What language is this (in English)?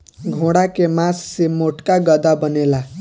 Bhojpuri